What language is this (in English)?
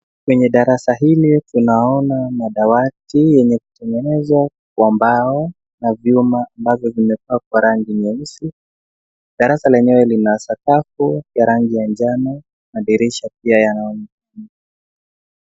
Swahili